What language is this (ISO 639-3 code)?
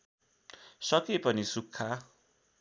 nep